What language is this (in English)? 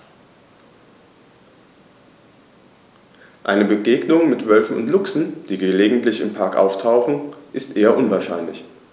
German